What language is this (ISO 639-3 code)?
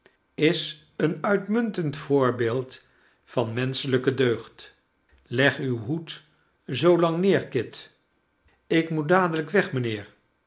nld